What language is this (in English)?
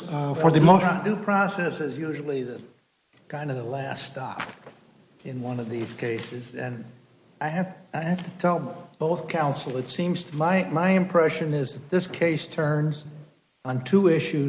English